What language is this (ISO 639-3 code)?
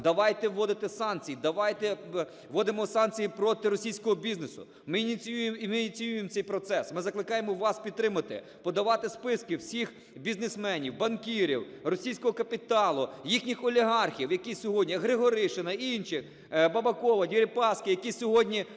ukr